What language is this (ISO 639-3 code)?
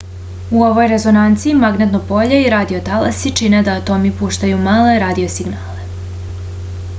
srp